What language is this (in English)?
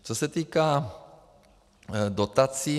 Czech